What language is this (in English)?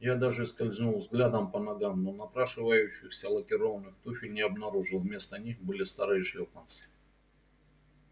Russian